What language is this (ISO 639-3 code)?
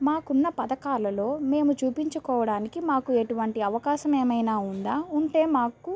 tel